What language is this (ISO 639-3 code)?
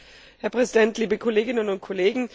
deu